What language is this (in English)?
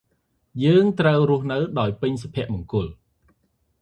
Khmer